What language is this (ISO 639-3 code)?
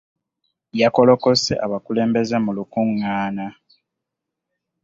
lug